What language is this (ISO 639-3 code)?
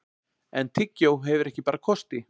isl